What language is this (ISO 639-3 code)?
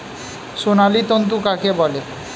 ben